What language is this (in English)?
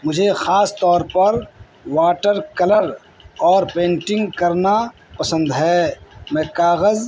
Urdu